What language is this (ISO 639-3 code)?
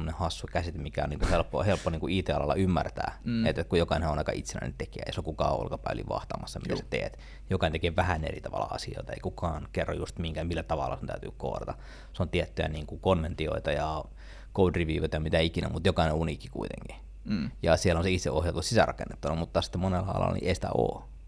fin